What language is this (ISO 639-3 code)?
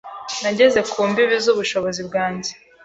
kin